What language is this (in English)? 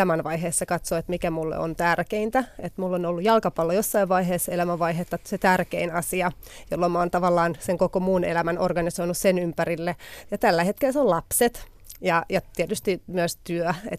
Finnish